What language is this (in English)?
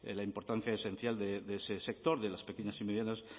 Spanish